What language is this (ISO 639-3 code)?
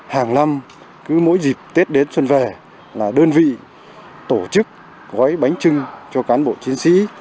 vie